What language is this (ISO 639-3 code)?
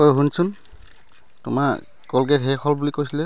asm